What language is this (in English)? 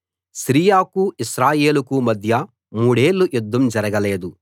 Telugu